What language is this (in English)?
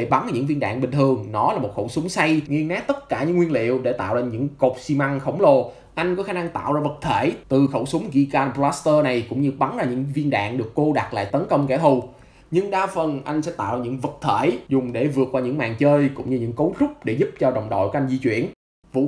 Vietnamese